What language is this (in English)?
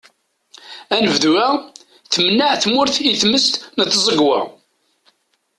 Kabyle